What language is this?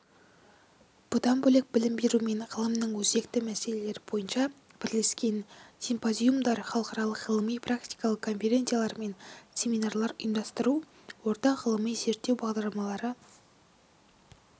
Kazakh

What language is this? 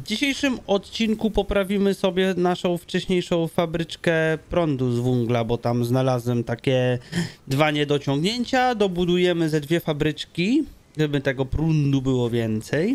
Polish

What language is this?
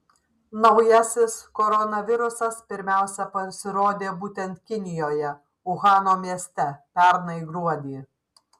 Lithuanian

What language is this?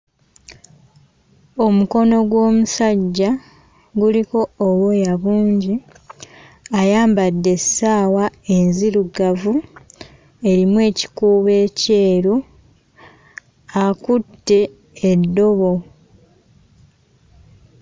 Ganda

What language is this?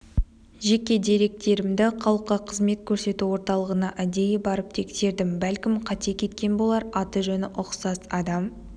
Kazakh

